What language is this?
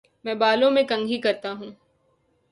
Urdu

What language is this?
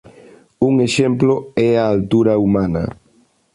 Galician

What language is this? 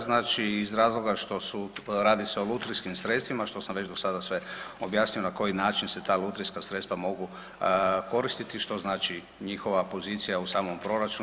Croatian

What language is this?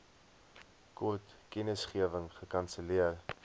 Afrikaans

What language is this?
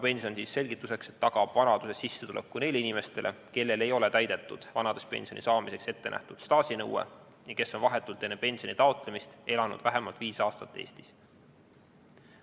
Estonian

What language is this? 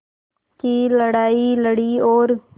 Hindi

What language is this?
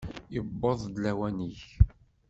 Kabyle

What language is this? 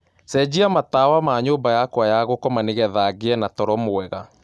Kikuyu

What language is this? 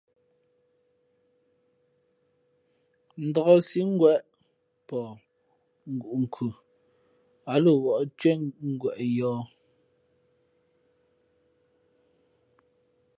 Fe'fe'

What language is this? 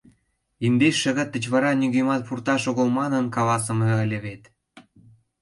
Mari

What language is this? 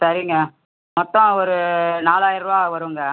Tamil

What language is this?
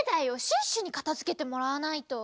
Japanese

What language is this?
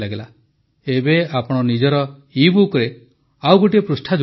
Odia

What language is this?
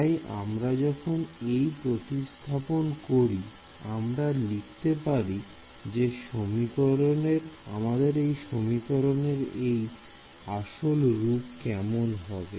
Bangla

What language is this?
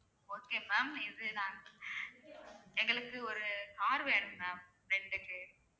Tamil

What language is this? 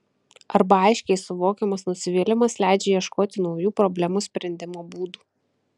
Lithuanian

